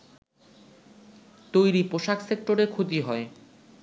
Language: Bangla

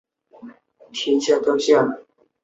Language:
Chinese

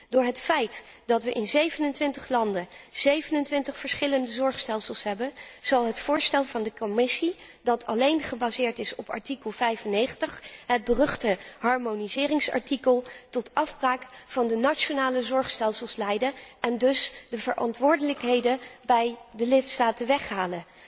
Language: Dutch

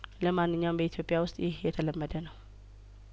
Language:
Amharic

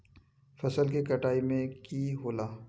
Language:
Magahi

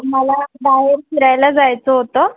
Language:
Marathi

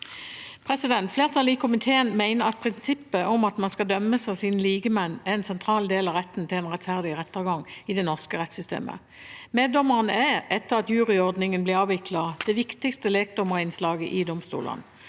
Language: Norwegian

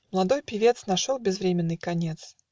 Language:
Russian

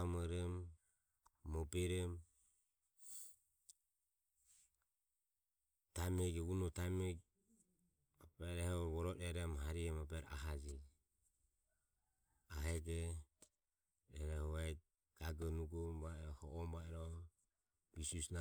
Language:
Ömie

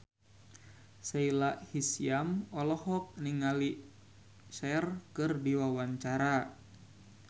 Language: Sundanese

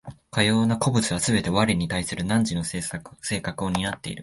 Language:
Japanese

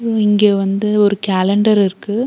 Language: Tamil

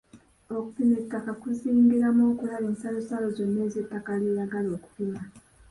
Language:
Ganda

